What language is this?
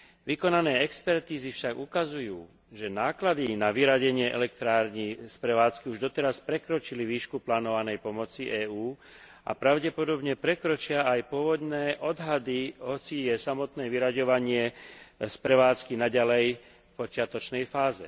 Slovak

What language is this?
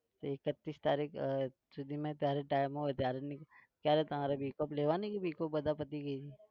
Gujarati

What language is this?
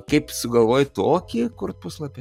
Lithuanian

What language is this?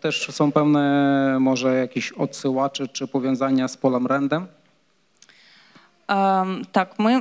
Polish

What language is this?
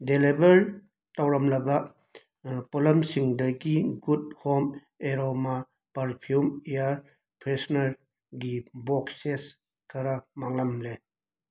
Manipuri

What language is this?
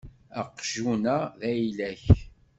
Kabyle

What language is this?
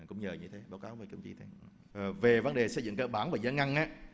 Vietnamese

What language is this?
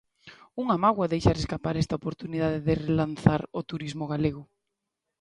Galician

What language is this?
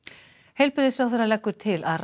Icelandic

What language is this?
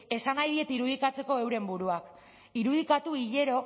Basque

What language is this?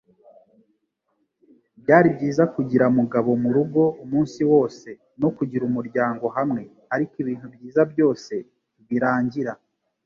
Kinyarwanda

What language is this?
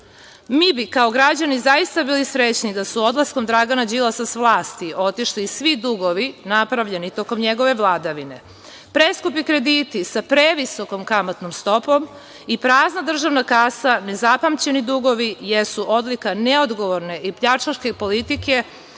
Serbian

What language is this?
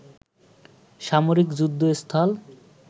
Bangla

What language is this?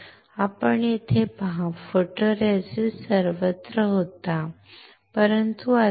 Marathi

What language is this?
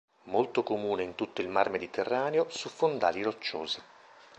Italian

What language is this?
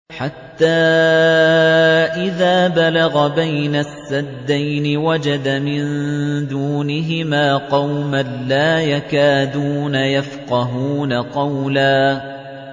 Arabic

